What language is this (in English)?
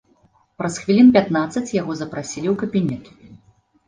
Belarusian